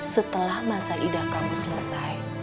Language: Indonesian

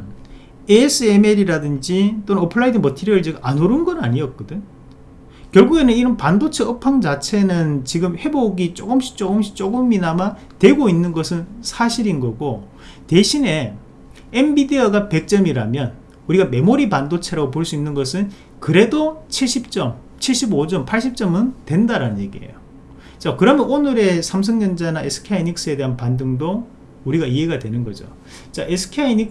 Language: Korean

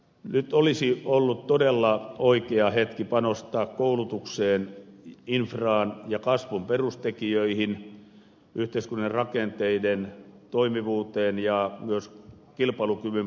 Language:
Finnish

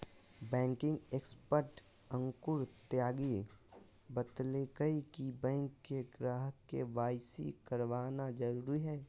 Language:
Magahi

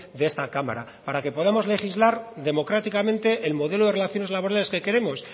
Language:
Spanish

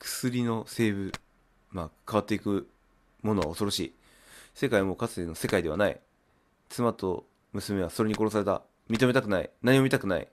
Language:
Japanese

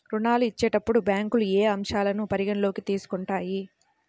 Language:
Telugu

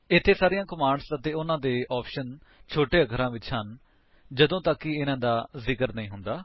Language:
Punjabi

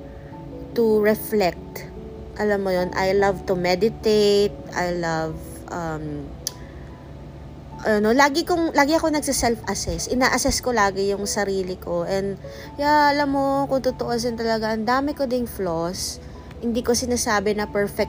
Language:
Filipino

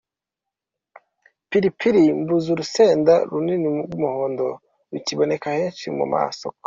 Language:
Kinyarwanda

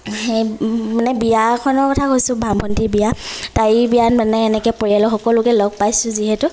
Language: Assamese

